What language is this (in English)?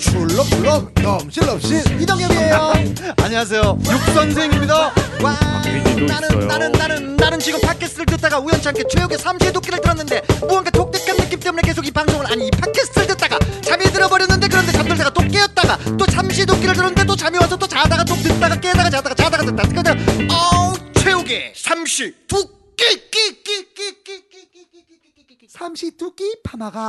Korean